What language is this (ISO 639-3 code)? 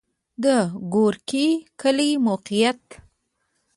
pus